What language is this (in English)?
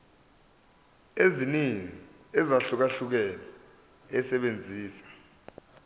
Zulu